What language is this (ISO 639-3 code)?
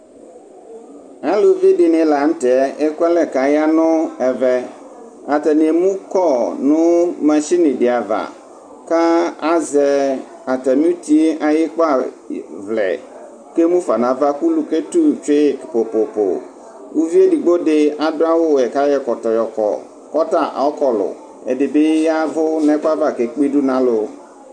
kpo